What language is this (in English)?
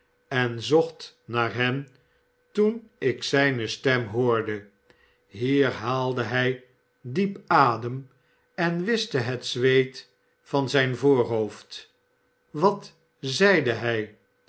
Dutch